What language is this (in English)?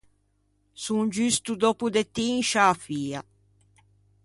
Ligurian